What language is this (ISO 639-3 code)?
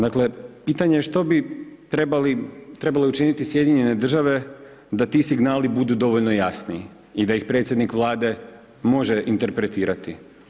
hrv